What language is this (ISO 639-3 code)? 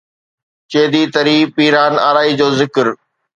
snd